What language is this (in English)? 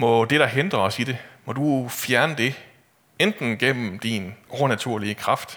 Danish